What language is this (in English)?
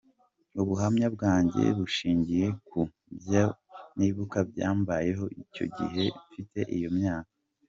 Kinyarwanda